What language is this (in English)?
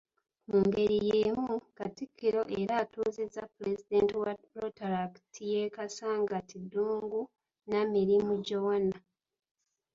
Ganda